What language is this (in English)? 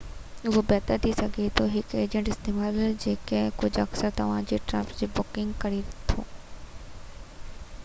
Sindhi